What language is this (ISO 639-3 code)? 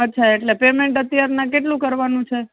guj